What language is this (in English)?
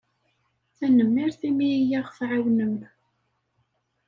Kabyle